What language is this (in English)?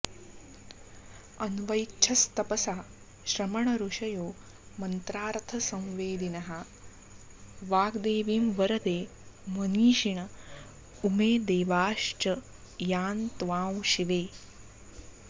Sanskrit